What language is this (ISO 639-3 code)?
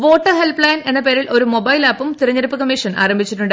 mal